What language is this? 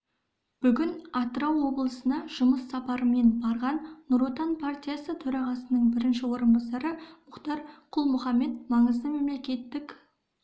Kazakh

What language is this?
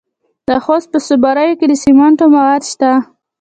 Pashto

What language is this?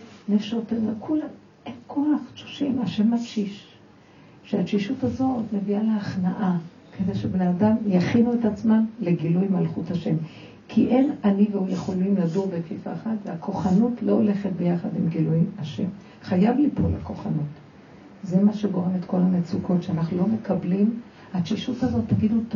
Hebrew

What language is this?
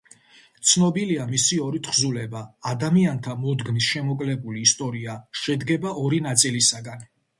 Georgian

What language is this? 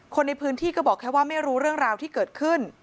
Thai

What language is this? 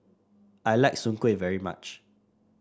English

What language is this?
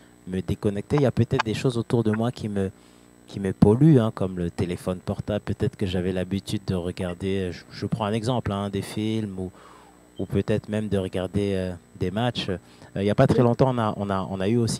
French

